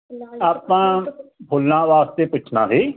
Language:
Punjabi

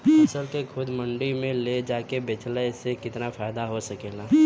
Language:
Bhojpuri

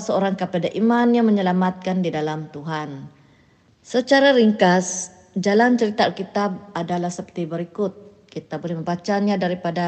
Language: Malay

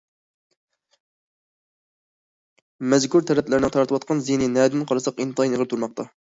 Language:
Uyghur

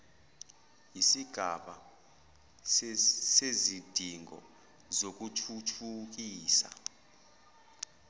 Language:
Zulu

